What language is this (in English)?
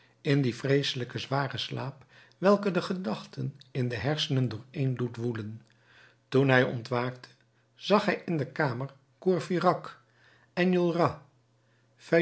Dutch